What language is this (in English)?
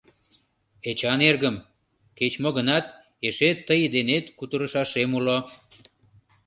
Mari